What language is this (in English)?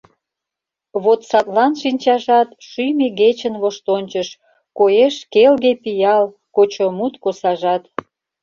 Mari